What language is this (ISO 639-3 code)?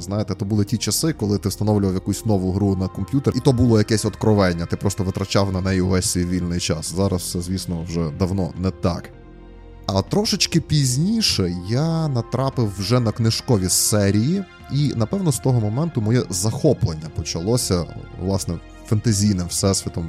ukr